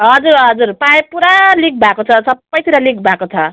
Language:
Nepali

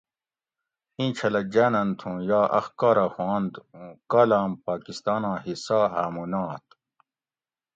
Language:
Gawri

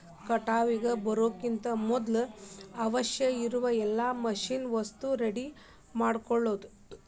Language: Kannada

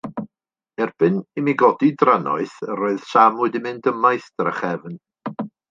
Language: Welsh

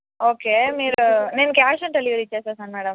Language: Telugu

